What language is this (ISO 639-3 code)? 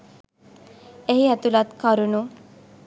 sin